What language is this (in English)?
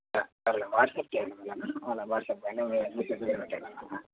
Telugu